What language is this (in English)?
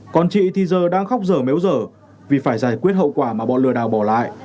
Vietnamese